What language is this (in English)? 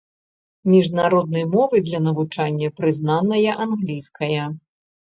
Belarusian